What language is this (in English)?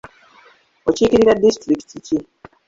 Ganda